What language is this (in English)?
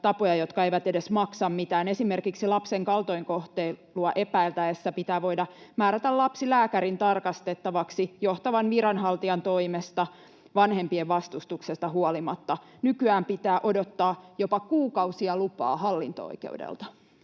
Finnish